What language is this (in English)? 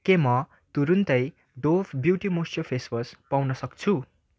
Nepali